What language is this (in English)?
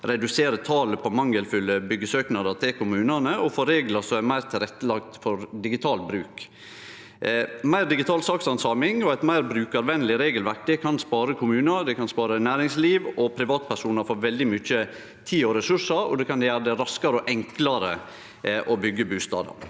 Norwegian